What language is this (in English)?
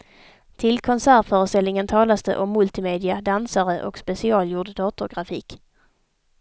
Swedish